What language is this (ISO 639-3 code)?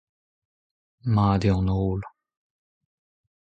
bre